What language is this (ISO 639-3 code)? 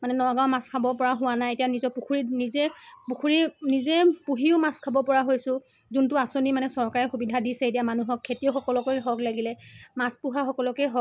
asm